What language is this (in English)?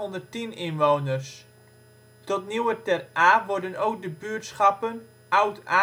Dutch